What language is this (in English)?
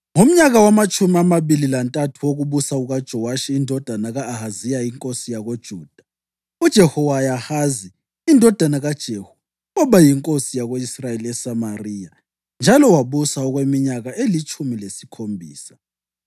North Ndebele